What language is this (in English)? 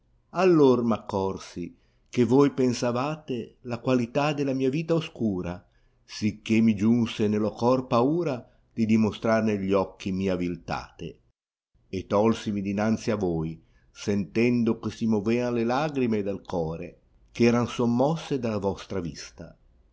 Italian